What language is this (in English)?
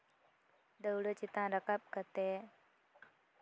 Santali